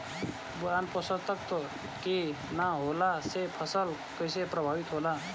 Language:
Bhojpuri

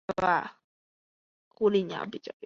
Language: Chinese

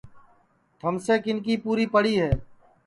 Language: Sansi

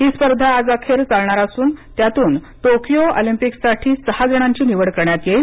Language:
Marathi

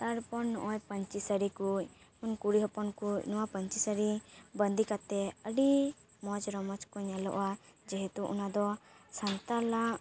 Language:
Santali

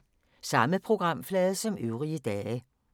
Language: Danish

